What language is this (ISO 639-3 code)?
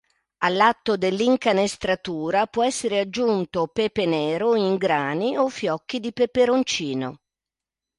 ita